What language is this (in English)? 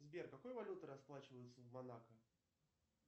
Russian